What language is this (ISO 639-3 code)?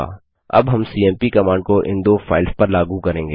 hin